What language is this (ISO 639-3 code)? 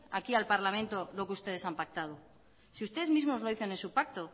spa